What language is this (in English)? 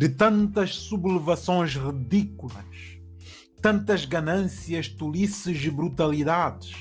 Portuguese